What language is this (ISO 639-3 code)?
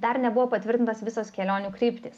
lit